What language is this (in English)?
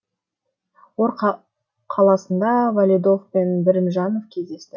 Kazakh